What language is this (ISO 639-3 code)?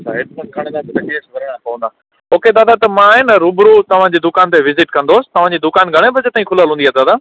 snd